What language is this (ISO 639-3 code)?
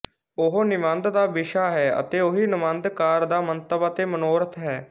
pan